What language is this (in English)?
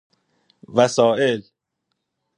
Persian